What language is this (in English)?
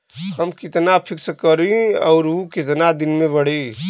Bhojpuri